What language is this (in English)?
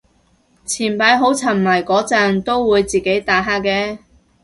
Cantonese